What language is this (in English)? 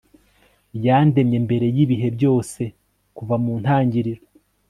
Kinyarwanda